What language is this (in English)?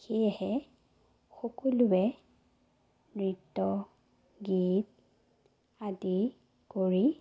Assamese